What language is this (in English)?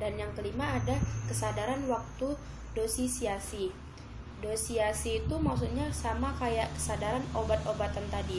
Indonesian